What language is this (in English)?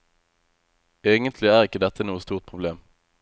Norwegian